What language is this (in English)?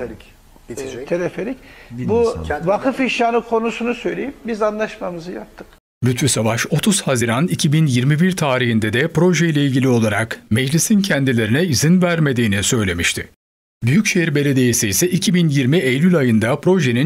Turkish